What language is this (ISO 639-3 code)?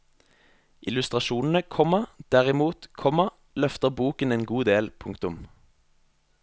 nor